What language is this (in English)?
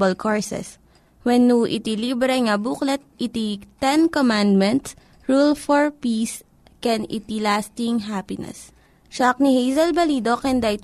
Filipino